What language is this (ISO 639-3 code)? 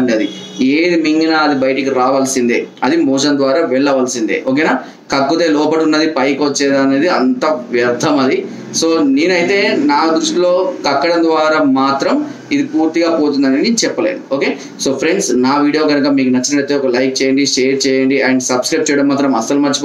tel